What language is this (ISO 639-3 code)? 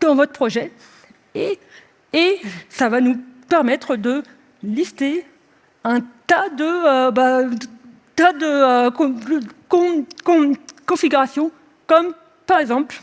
fra